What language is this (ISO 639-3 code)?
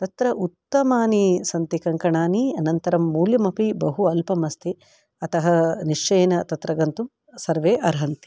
san